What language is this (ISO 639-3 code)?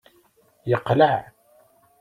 kab